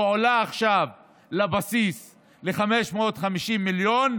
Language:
Hebrew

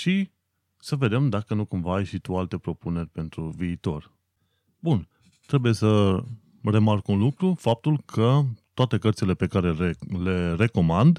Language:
Romanian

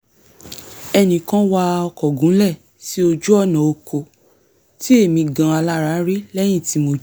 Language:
Yoruba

